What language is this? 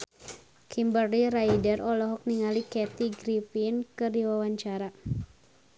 Sundanese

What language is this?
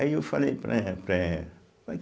Portuguese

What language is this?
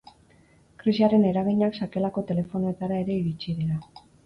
Basque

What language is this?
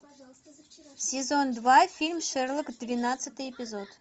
Russian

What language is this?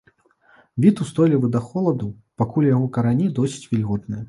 Belarusian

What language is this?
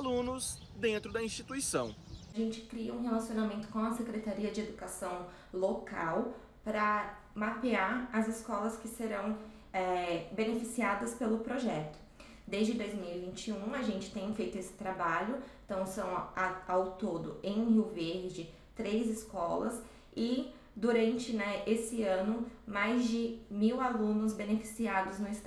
Portuguese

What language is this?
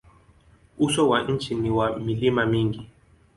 Swahili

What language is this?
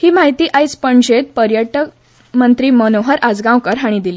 Konkani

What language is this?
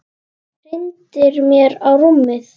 Icelandic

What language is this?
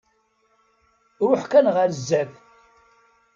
Kabyle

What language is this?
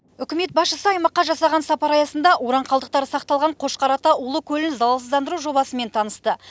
Kazakh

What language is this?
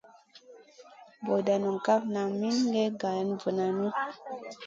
Masana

